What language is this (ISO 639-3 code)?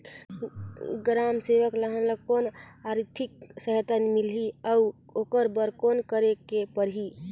hne